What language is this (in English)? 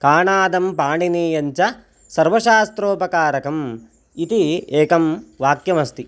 Sanskrit